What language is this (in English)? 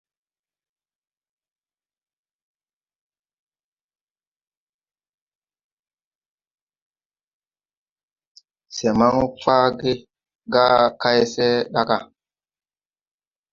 Tupuri